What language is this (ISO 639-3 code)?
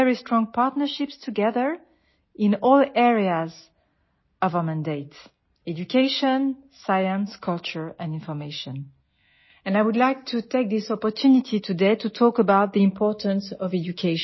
eng